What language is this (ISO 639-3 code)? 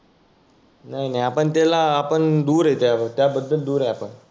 mar